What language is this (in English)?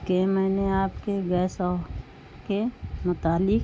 Urdu